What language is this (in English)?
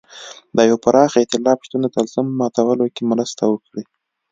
Pashto